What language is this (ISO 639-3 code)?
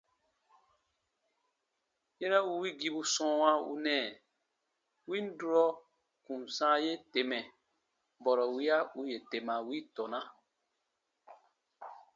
bba